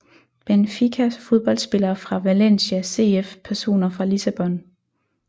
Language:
Danish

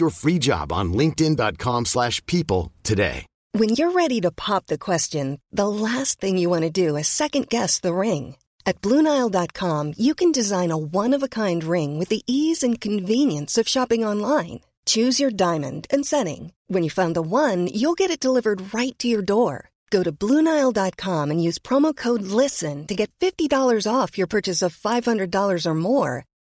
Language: Urdu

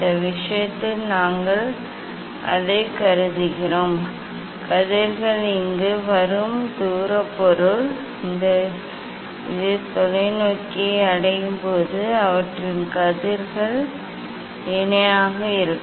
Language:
Tamil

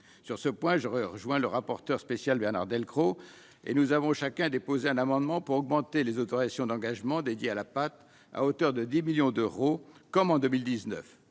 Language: French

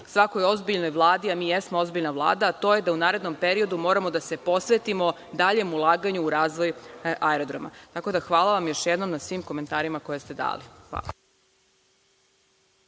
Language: Serbian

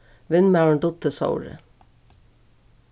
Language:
Faroese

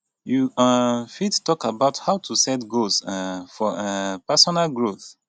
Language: Nigerian Pidgin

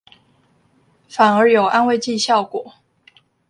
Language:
Chinese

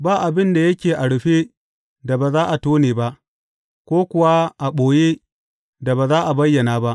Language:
Hausa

